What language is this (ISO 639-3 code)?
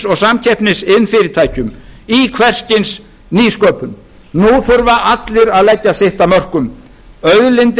isl